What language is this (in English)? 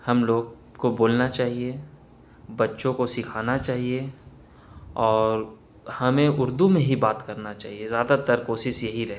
Urdu